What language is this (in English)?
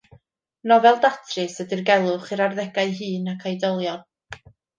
Welsh